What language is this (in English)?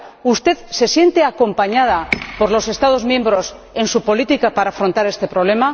Spanish